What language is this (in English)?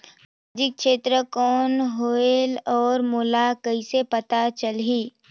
Chhattisgarhi